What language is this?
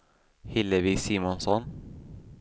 Swedish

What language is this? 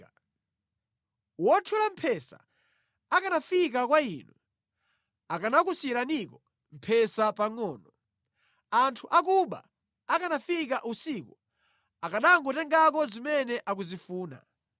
Nyanja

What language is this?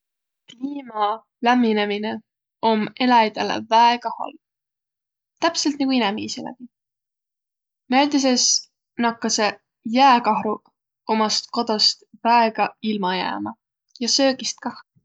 Võro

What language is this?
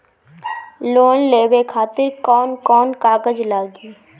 Bhojpuri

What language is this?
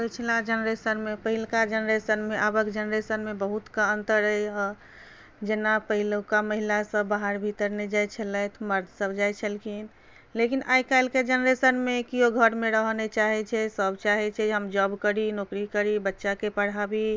Maithili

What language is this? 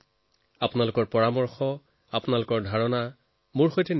Assamese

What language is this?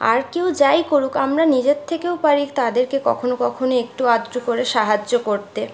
Bangla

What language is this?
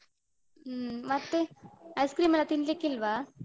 Kannada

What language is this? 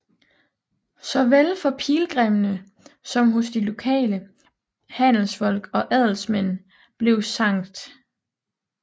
Danish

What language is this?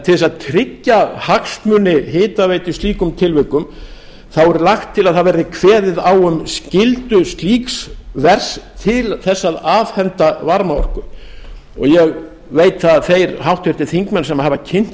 Icelandic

